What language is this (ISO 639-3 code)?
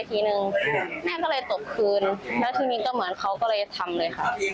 tha